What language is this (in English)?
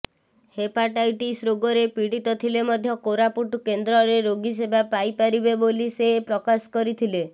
Odia